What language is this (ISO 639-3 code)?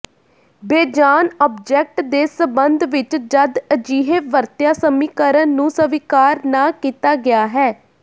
pan